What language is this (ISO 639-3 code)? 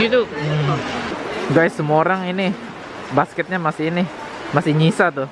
ind